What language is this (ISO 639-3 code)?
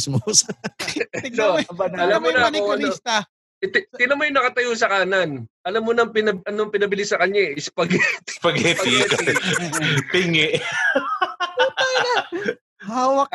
fil